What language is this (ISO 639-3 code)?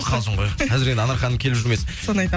kaz